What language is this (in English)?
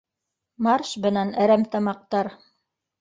Bashkir